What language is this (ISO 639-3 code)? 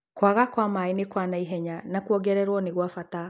kik